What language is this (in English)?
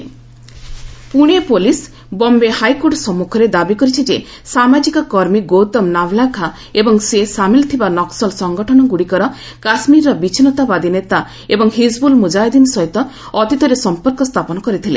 Odia